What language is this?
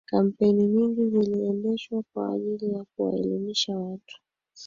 Swahili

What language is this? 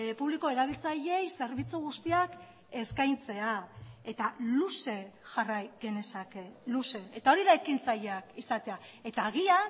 Basque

